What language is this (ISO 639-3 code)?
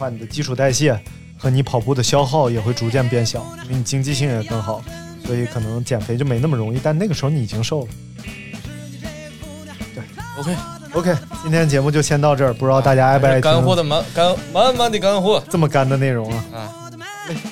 zho